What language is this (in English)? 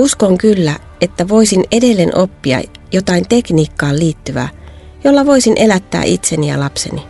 Finnish